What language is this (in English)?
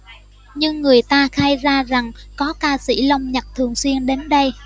Vietnamese